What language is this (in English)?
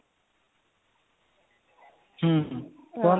Odia